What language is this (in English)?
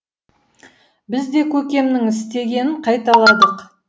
Kazakh